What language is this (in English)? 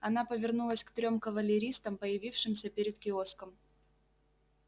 Russian